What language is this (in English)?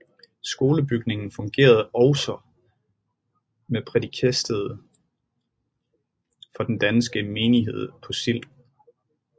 Danish